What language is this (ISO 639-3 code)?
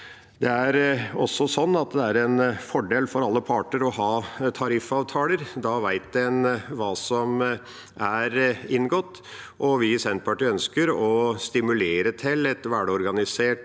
nor